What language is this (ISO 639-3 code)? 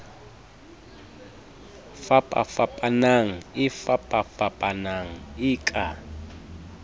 sot